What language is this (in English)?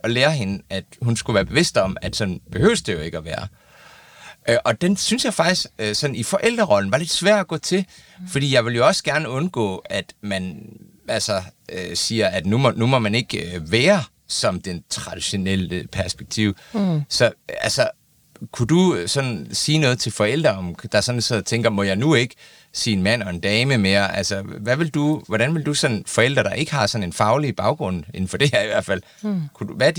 Danish